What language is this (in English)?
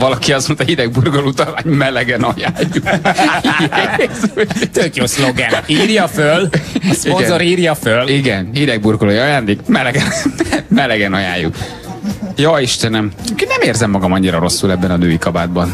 Hungarian